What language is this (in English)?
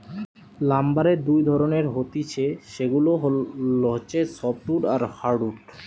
Bangla